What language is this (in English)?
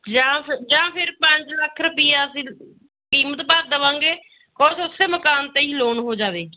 Punjabi